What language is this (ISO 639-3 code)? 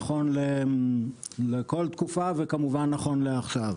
heb